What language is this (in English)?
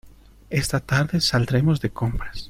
Spanish